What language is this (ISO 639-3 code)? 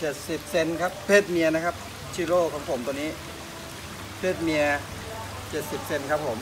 tha